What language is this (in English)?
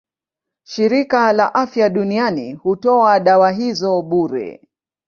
Swahili